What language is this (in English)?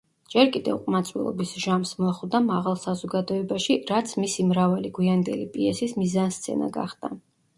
Georgian